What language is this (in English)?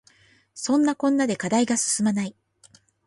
Japanese